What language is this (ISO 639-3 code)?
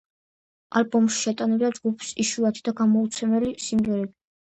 kat